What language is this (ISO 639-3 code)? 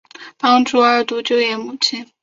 zho